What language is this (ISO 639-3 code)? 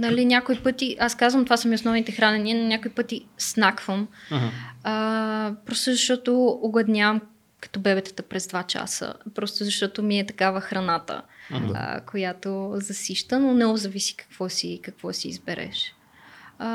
bul